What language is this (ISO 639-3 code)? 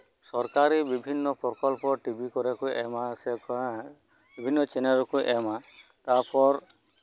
sat